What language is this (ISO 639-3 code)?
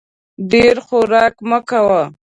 pus